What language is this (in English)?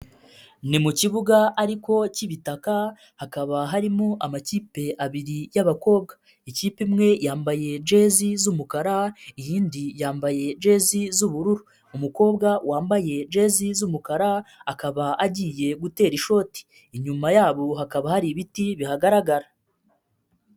Kinyarwanda